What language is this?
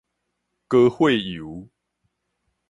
Min Nan Chinese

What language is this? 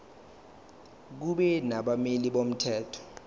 Zulu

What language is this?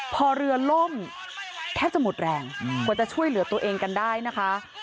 Thai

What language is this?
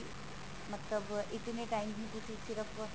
Punjabi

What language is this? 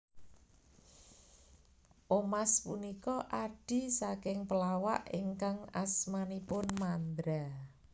Javanese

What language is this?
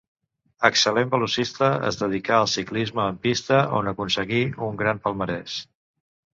Catalan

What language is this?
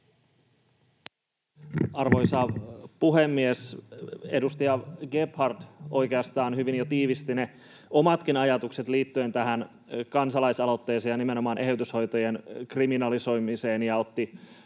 Finnish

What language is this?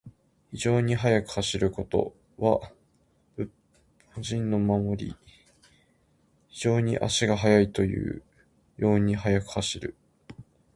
Japanese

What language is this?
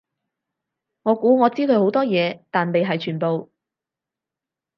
Cantonese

